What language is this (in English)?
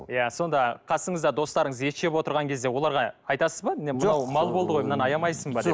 Kazakh